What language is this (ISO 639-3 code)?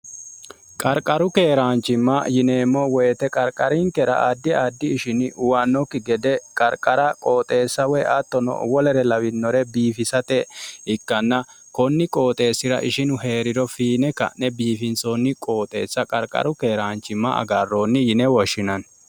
sid